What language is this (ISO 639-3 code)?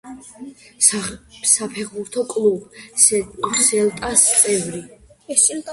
kat